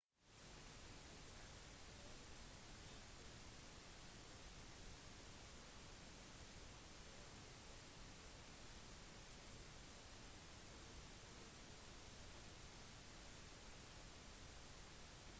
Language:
Norwegian Bokmål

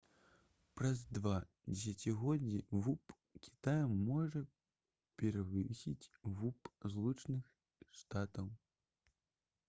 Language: Belarusian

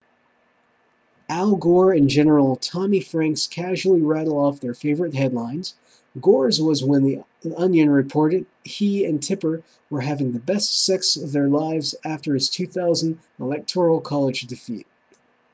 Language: English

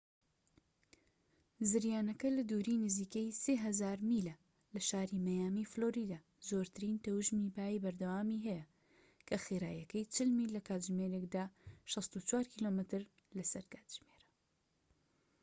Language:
Central Kurdish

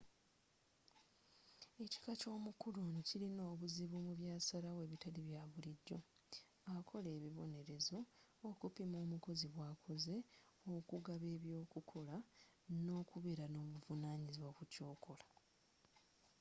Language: Ganda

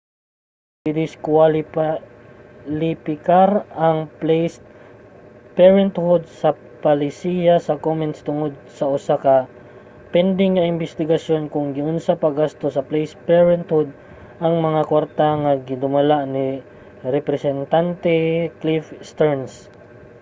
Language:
Cebuano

